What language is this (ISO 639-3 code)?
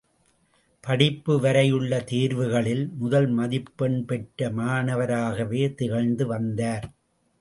tam